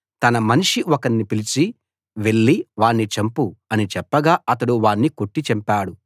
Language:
Telugu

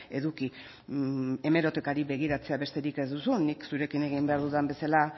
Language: Basque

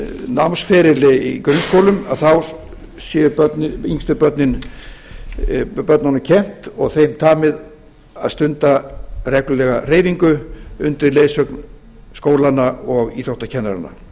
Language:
Icelandic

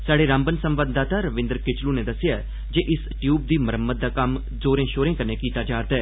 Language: Dogri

